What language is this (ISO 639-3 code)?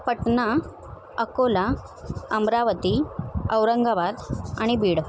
mar